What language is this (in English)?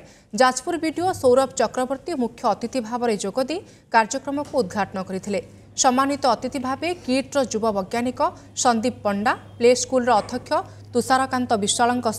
Hindi